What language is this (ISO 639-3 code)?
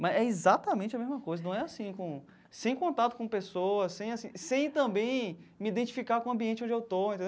por